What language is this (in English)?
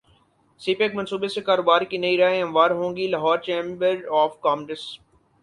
Urdu